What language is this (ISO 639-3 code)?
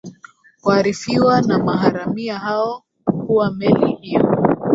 swa